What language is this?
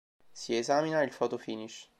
Italian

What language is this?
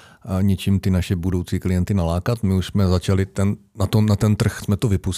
Czech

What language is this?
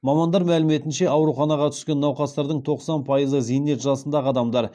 Kazakh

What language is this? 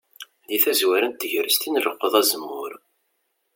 Kabyle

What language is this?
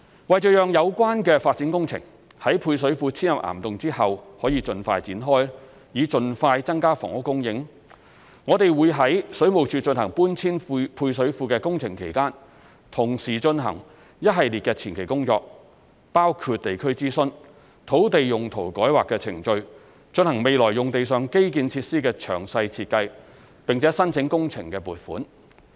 Cantonese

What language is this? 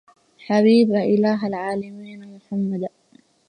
Arabic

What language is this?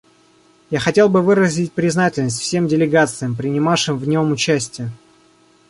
Russian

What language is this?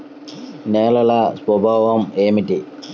Telugu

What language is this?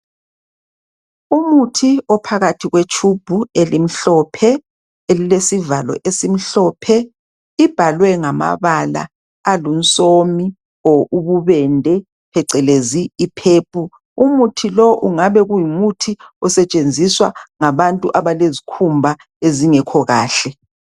North Ndebele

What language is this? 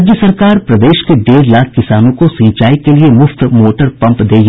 Hindi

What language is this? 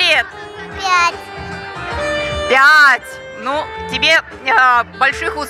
Russian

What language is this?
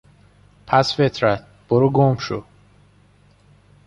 Persian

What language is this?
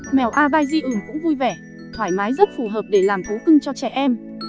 Vietnamese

